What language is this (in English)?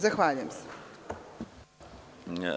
Serbian